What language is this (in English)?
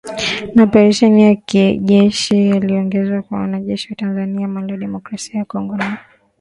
Swahili